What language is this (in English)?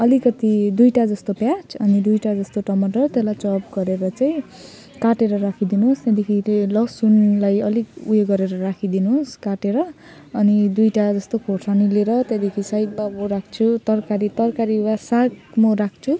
Nepali